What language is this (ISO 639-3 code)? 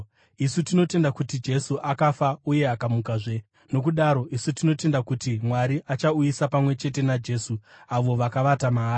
sna